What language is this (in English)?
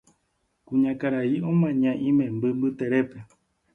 Guarani